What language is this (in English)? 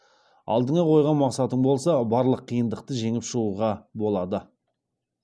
Kazakh